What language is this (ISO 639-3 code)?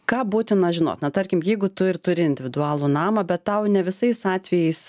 lit